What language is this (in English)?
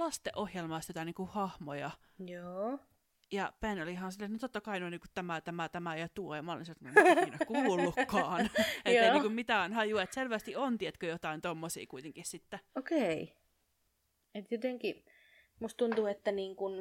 Finnish